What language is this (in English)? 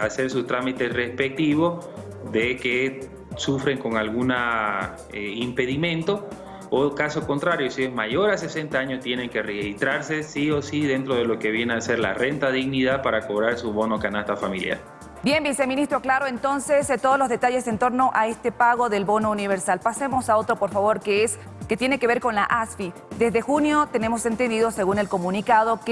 Spanish